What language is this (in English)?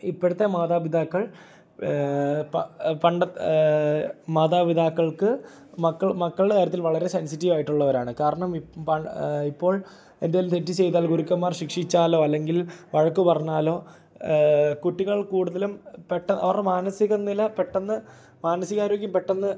Malayalam